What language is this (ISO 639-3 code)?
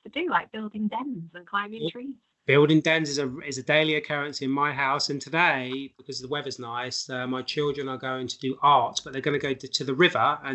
eng